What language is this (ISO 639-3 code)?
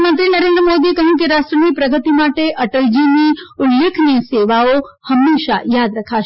guj